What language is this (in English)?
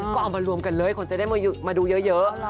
Thai